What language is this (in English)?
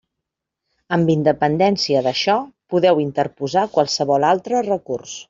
Catalan